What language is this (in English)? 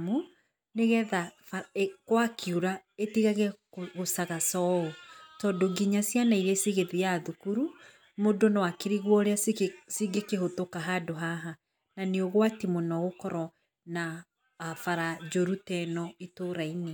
Kikuyu